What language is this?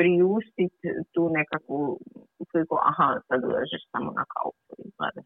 Croatian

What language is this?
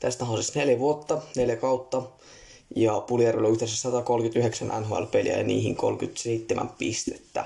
Finnish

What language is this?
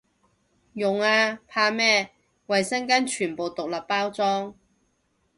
Cantonese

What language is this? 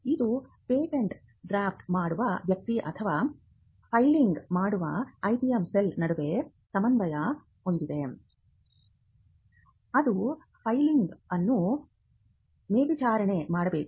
Kannada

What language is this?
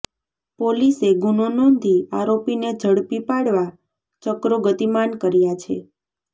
Gujarati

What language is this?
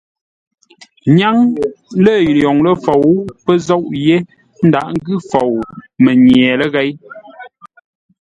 Ngombale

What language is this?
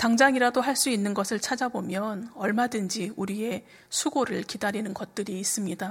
Korean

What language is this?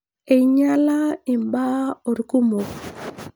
Masai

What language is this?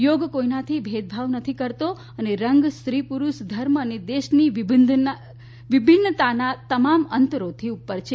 Gujarati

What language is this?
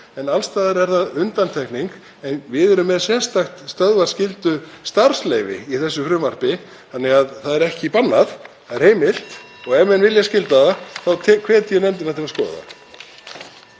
Icelandic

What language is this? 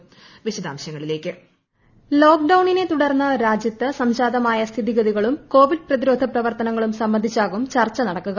Malayalam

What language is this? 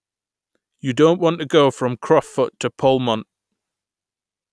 English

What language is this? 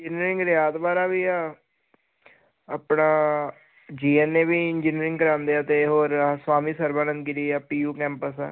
Punjabi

